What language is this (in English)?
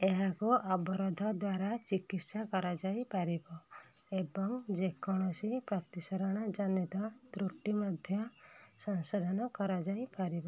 Odia